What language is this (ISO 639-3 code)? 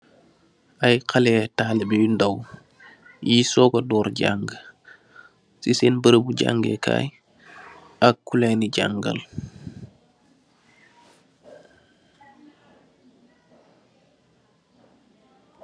wol